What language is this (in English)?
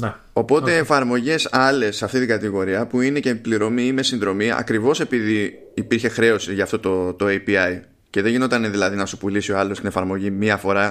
Greek